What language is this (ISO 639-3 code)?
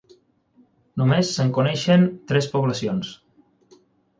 cat